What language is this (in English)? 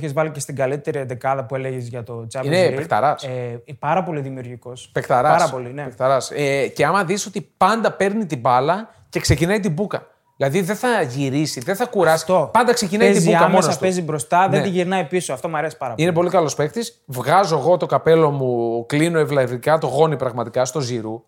Greek